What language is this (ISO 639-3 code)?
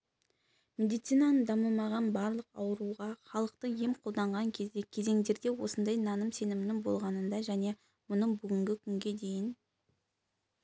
kaz